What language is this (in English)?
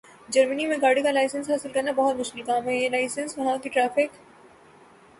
Urdu